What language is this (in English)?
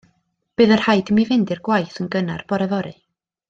Welsh